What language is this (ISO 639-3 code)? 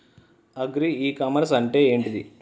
tel